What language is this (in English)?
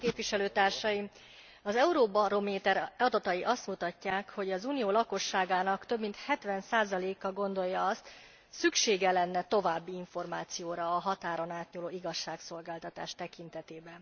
Hungarian